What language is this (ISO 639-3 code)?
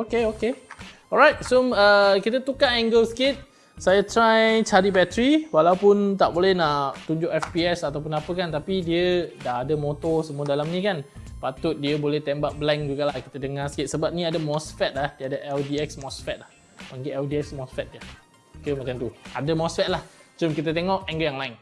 msa